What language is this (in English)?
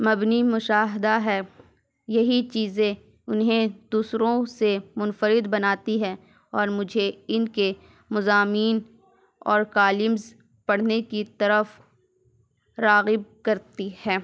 Urdu